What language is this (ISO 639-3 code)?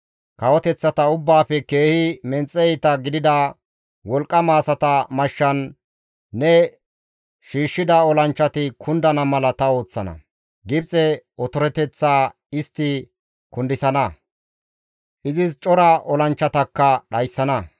gmv